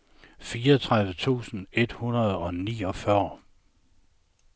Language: Danish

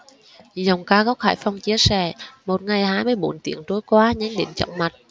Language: Vietnamese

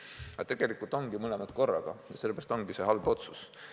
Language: Estonian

